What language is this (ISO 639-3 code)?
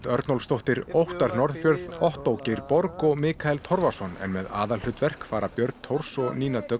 isl